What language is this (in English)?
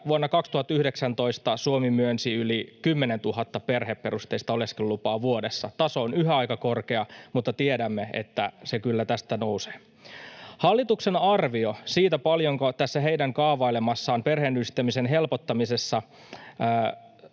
Finnish